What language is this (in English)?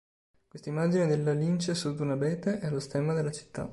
Italian